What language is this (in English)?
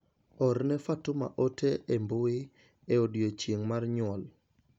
Luo (Kenya and Tanzania)